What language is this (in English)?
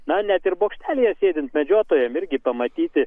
Lithuanian